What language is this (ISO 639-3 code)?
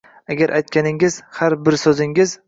uzb